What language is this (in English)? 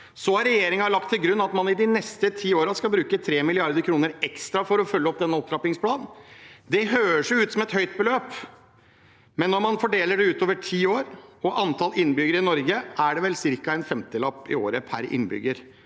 Norwegian